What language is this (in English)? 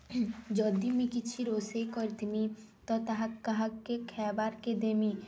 Odia